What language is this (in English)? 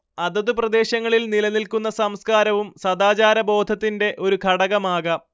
Malayalam